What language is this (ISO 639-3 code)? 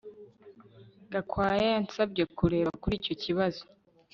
kin